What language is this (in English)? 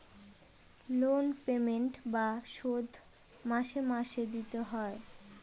Bangla